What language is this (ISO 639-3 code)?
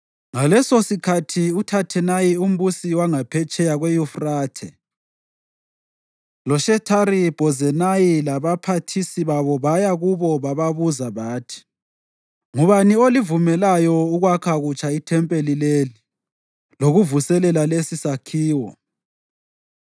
nde